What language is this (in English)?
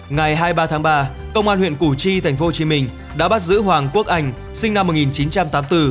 Vietnamese